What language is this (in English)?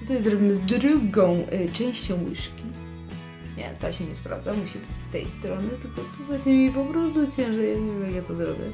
Polish